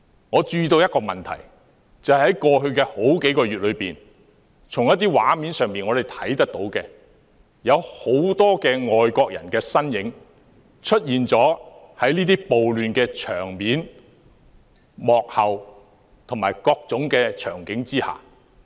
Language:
Cantonese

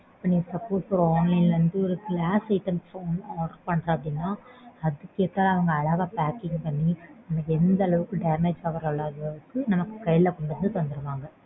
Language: Tamil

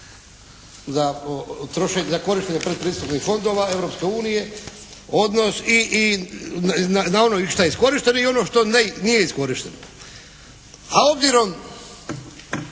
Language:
Croatian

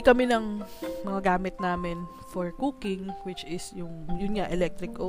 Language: Filipino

